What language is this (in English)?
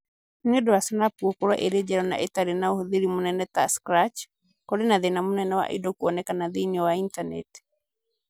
Kikuyu